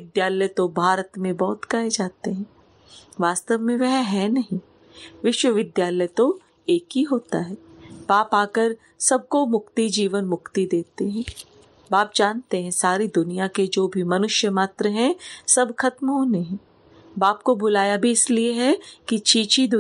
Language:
Hindi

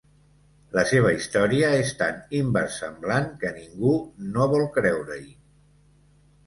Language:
Catalan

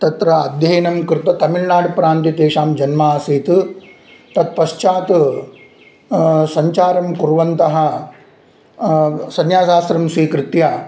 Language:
Sanskrit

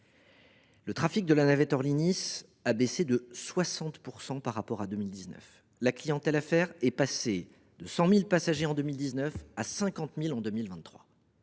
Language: French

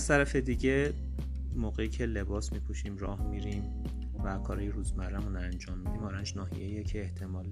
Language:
Persian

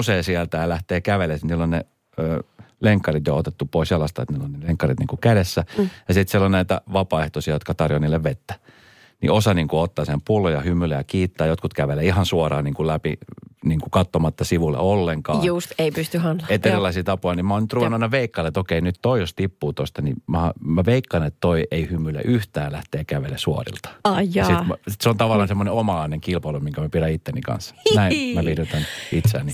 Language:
Finnish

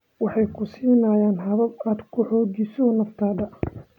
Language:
Somali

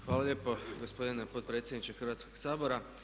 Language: Croatian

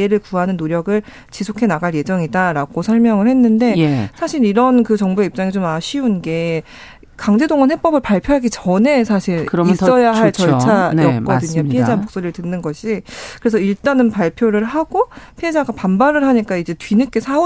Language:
Korean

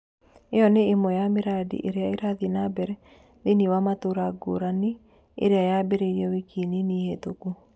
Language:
Kikuyu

